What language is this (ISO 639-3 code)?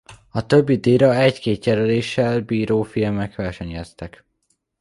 hun